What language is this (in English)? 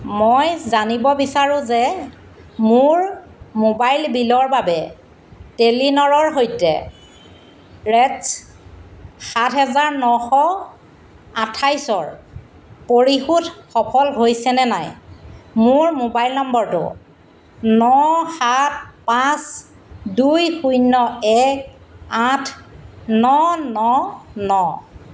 Assamese